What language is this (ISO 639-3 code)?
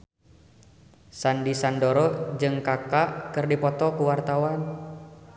sun